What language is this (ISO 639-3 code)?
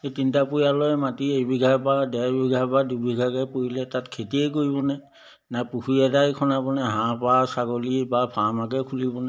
asm